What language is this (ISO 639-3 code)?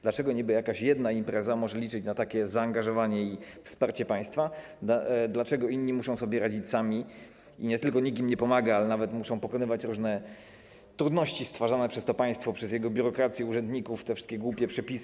pol